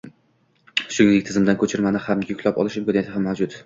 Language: Uzbek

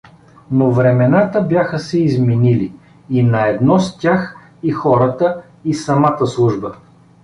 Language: Bulgarian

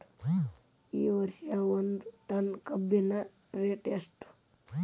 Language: Kannada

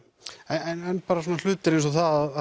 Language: Icelandic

